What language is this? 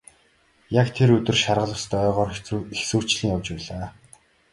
Mongolian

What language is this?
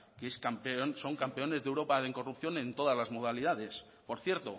Spanish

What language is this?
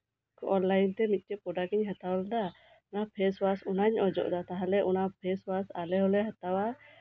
Santali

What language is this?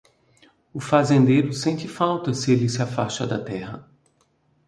Portuguese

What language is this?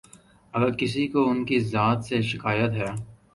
Urdu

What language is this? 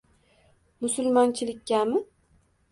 Uzbek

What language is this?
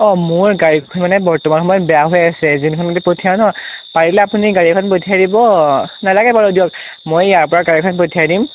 Assamese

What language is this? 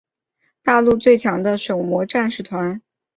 Chinese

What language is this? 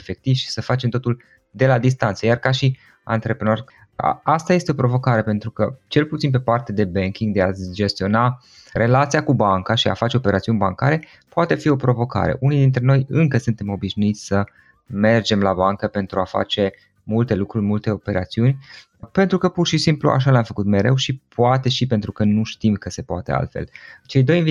Romanian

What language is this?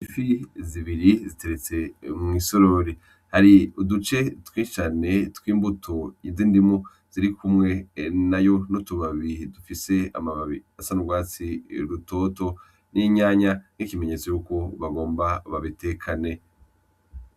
Rundi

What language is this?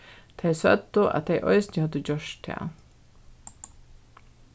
Faroese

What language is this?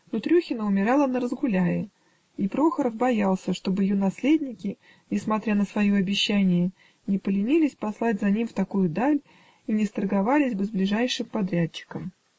Russian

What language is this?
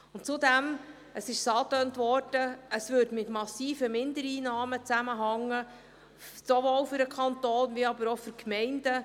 Swiss German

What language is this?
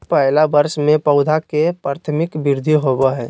Magahi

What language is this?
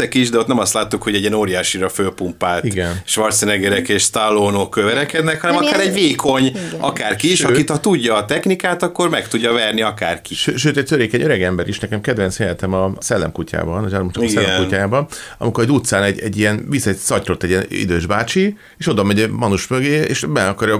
Hungarian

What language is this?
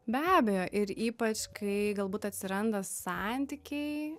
Lithuanian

